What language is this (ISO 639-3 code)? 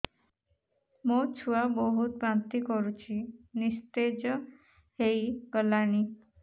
ori